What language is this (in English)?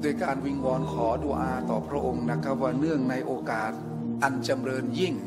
Thai